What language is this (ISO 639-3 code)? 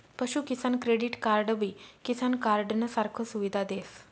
mar